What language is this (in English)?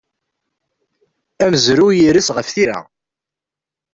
Kabyle